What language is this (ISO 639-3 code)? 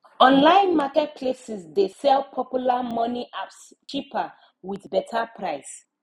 pcm